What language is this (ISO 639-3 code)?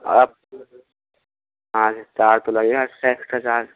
hin